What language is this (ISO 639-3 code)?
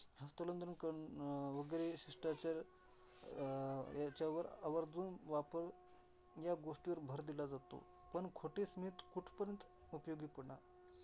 mar